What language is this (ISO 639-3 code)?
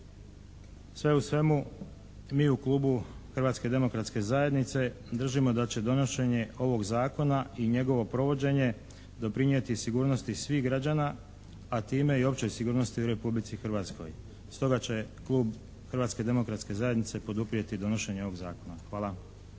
hrv